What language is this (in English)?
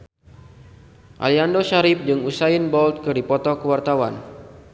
Sundanese